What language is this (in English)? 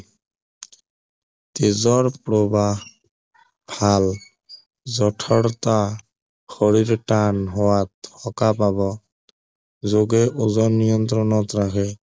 Assamese